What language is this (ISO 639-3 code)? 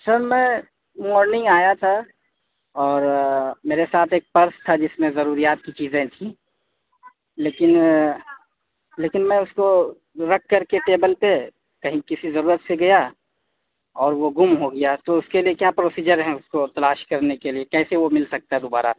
urd